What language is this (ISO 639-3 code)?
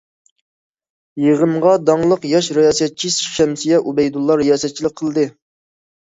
uig